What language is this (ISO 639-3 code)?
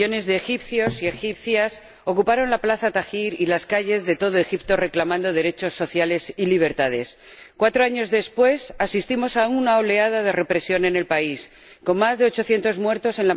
spa